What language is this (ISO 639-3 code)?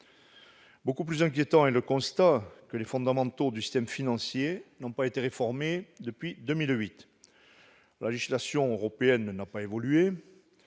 fra